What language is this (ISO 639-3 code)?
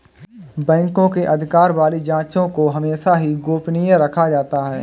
hin